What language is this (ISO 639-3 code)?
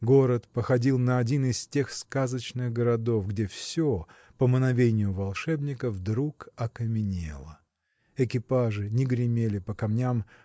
rus